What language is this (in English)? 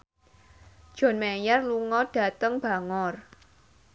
Javanese